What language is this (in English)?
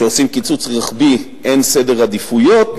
Hebrew